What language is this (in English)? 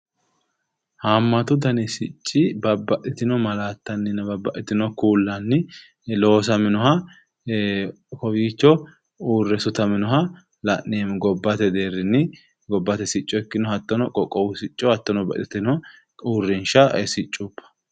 Sidamo